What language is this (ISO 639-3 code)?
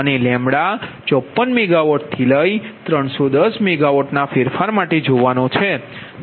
guj